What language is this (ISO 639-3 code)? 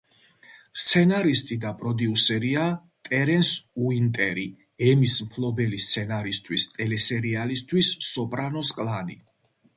kat